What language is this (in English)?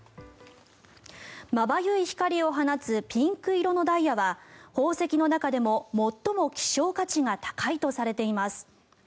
Japanese